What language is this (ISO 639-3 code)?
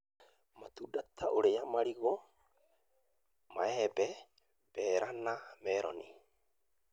kik